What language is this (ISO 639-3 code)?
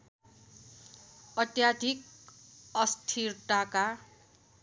nep